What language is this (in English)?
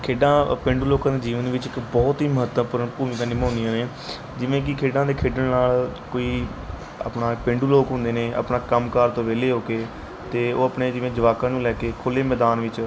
Punjabi